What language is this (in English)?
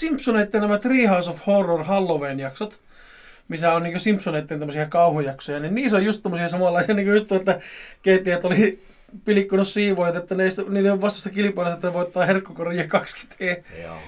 Finnish